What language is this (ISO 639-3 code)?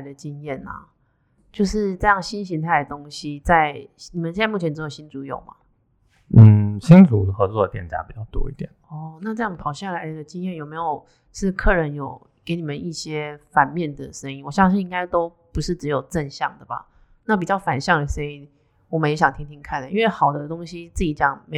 zho